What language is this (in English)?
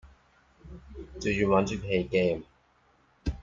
English